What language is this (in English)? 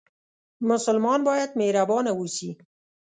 Pashto